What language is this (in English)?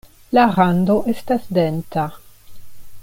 Esperanto